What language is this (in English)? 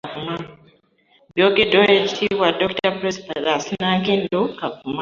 Ganda